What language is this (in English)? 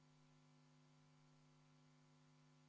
Estonian